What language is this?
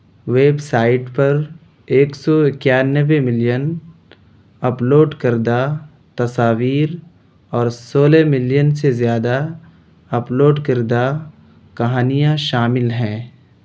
Urdu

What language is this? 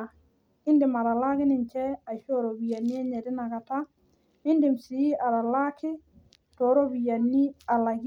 Masai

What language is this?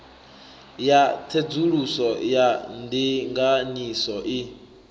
Venda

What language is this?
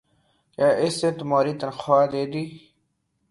Urdu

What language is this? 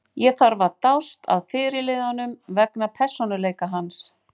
Icelandic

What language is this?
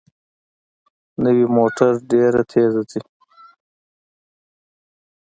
Pashto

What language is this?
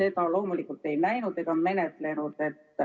Estonian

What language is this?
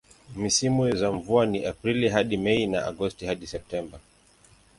Swahili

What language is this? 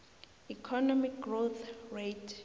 South Ndebele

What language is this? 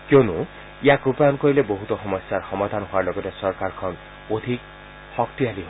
Assamese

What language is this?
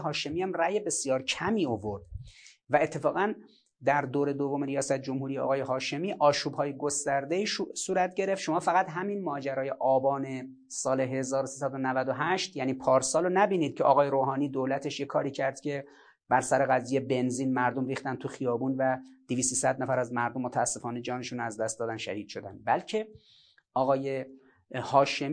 Persian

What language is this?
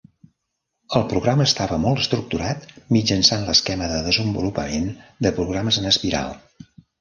Catalan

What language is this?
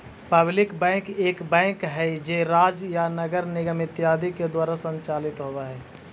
Magahi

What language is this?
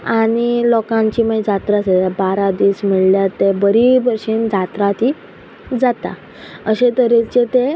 Konkani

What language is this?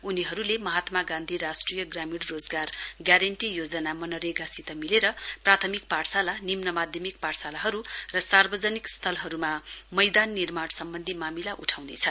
Nepali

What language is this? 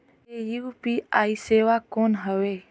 Chhattisgarhi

